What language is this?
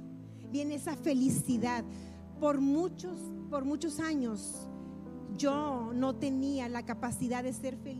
Spanish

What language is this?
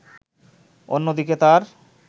Bangla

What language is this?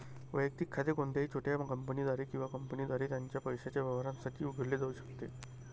Marathi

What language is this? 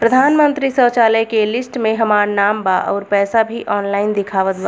Bhojpuri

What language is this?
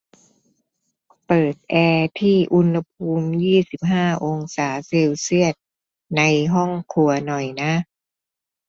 Thai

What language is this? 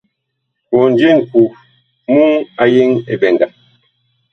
Bakoko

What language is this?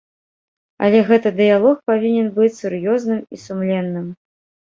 Belarusian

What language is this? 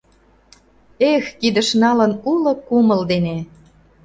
Mari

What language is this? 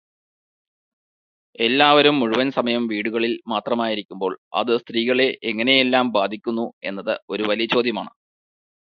Malayalam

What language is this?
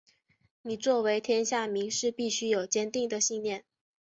Chinese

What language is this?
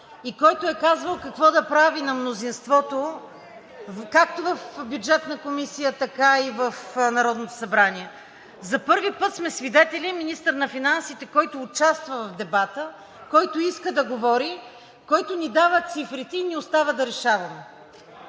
Bulgarian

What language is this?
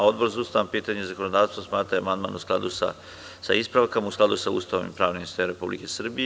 Serbian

